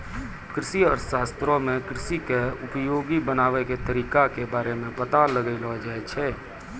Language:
Maithili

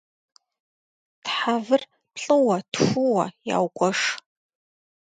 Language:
Kabardian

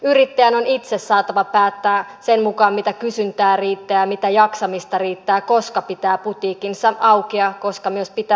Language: Finnish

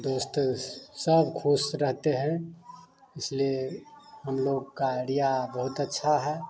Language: Hindi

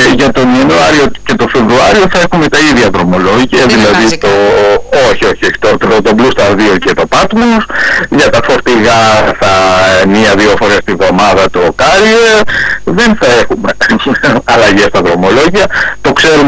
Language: Greek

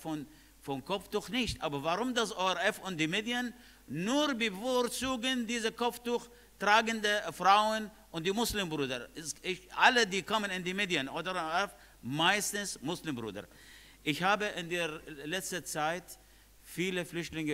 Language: German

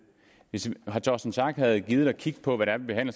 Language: Danish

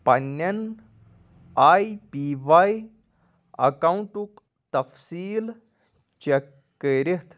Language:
Kashmiri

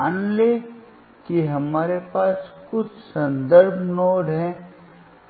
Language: Hindi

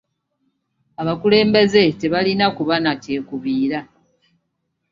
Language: Ganda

